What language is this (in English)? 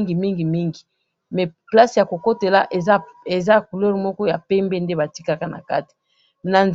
Lingala